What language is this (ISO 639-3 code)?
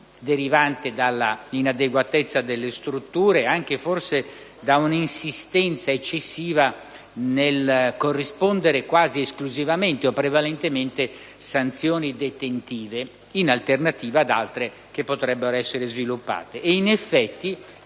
ita